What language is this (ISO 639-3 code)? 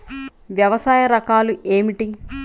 tel